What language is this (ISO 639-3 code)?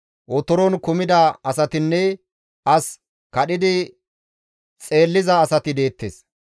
gmv